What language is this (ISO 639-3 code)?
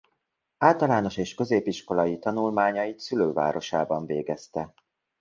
hun